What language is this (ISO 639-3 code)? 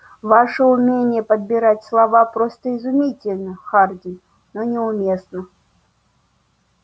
rus